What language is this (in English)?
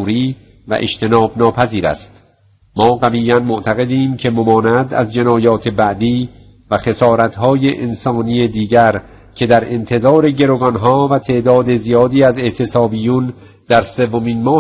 Persian